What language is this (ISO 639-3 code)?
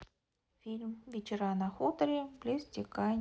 rus